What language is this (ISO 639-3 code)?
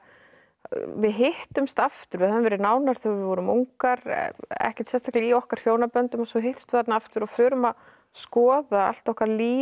isl